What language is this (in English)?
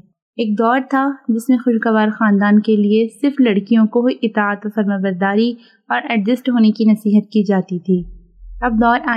Urdu